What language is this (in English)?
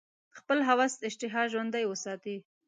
Pashto